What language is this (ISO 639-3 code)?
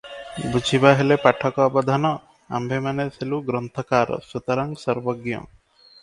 ori